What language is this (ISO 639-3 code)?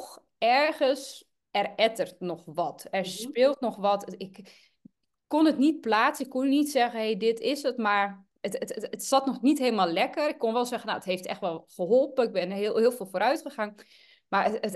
nld